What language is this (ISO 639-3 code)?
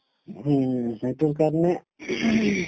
asm